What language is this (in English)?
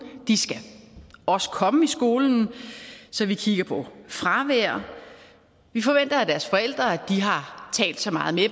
Danish